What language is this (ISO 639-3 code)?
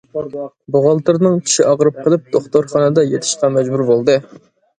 uig